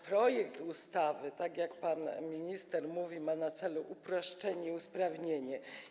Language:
Polish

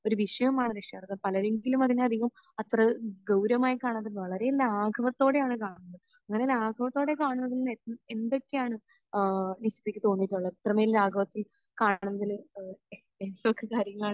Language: Malayalam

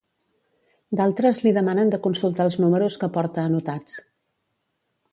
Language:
Catalan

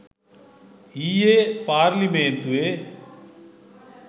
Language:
Sinhala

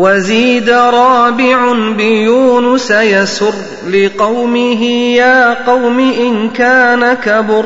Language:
Arabic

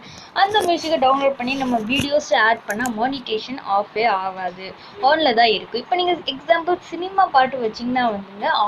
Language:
Romanian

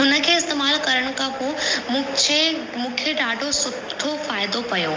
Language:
Sindhi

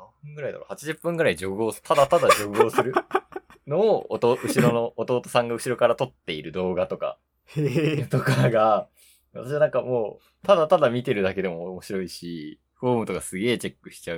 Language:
Japanese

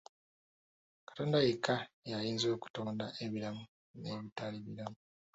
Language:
Ganda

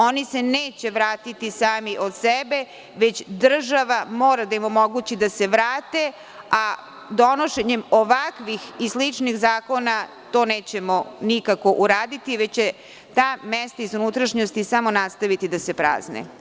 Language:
Serbian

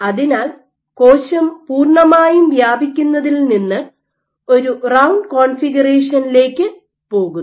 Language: Malayalam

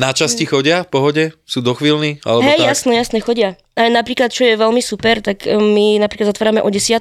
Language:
Slovak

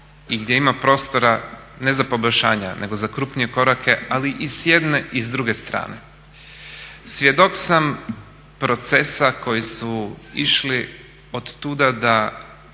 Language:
Croatian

